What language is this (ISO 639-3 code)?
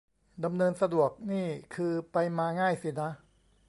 tha